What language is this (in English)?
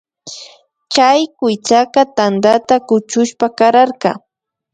Imbabura Highland Quichua